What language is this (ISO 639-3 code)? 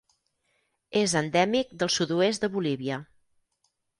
cat